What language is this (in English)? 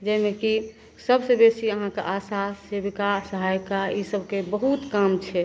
Maithili